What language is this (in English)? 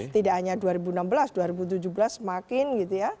Indonesian